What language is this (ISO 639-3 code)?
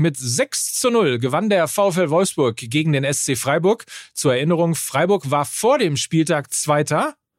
deu